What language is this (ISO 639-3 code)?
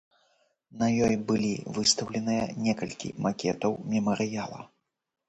bel